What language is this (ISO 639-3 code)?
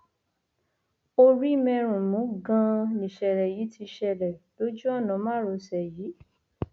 yor